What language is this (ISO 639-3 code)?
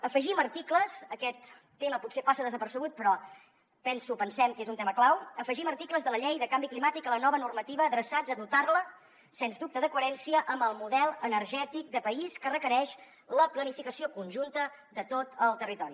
cat